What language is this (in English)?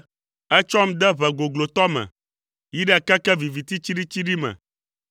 Ewe